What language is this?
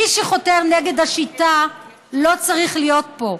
Hebrew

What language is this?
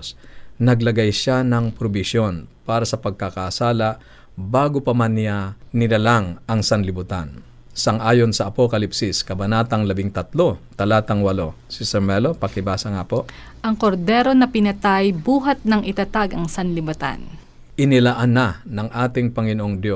Filipino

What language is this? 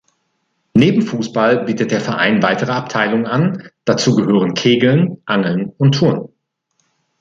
German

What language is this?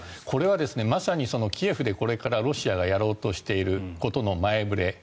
Japanese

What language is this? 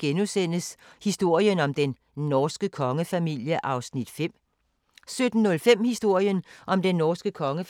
Danish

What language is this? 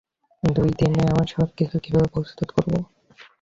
Bangla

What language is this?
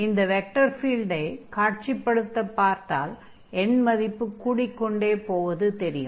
Tamil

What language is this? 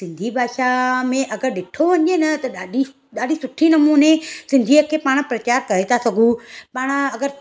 Sindhi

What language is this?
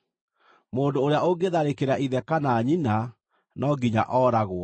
Kikuyu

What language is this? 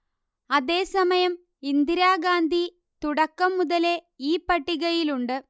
Malayalam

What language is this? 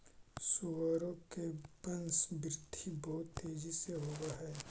Magahi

